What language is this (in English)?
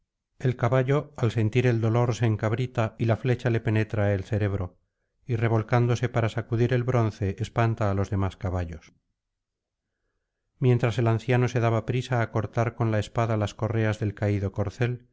Spanish